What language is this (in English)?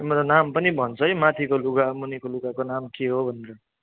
Nepali